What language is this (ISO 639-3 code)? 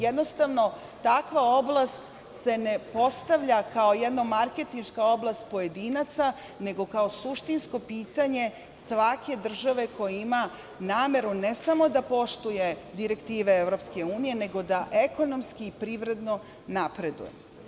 srp